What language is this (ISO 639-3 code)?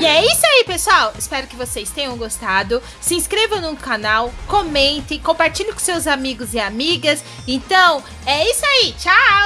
por